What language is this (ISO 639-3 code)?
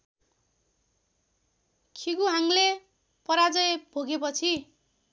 nep